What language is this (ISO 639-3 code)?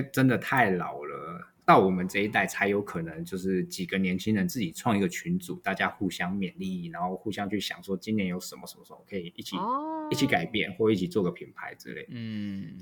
zho